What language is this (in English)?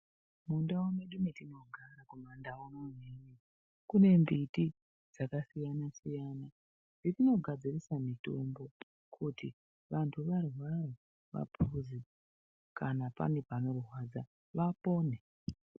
Ndau